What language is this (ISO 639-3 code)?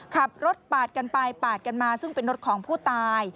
tha